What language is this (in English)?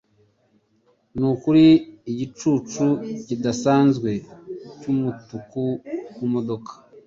Kinyarwanda